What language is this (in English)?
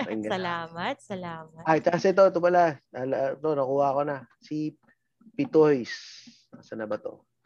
Filipino